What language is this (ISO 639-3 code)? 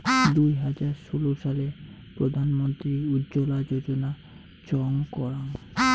ben